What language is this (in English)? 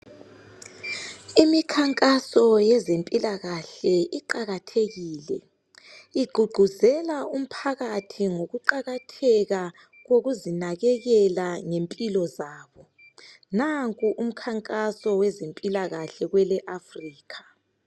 North Ndebele